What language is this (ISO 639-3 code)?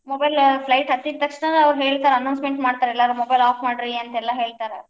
kan